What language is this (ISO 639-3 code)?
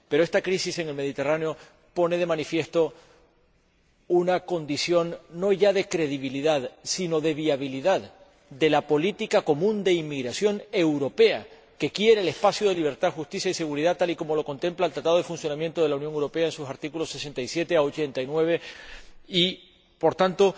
spa